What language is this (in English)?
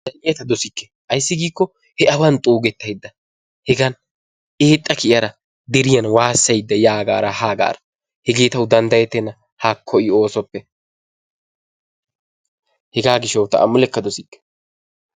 Wolaytta